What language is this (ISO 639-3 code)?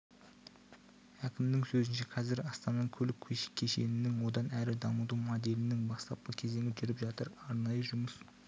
kaz